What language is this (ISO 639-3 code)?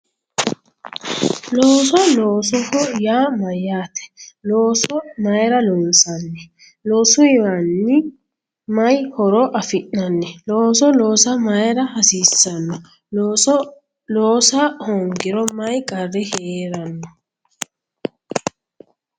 sid